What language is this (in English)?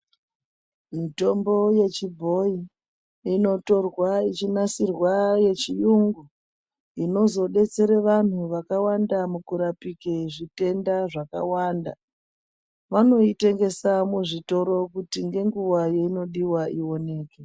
Ndau